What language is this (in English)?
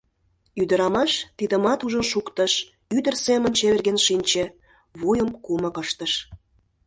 Mari